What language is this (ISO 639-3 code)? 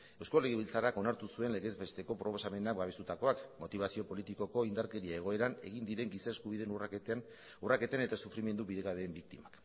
eus